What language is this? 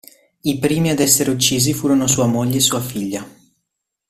Italian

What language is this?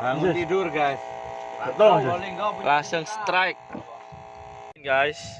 Indonesian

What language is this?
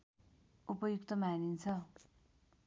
Nepali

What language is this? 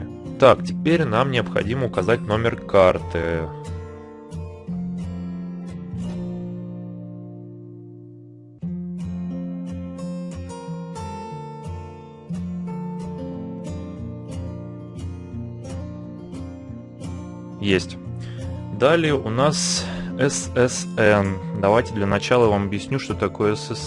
Russian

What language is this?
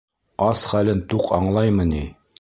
Bashkir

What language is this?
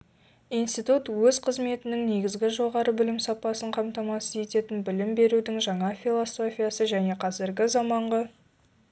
Kazakh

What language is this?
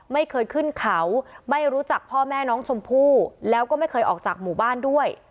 Thai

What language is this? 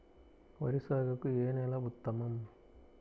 Telugu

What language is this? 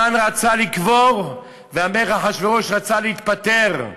Hebrew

